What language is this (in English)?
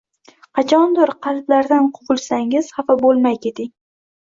Uzbek